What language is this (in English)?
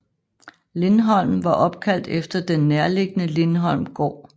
Danish